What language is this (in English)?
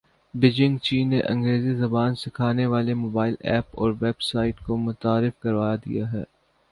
Urdu